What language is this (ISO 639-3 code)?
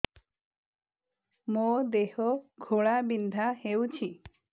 ori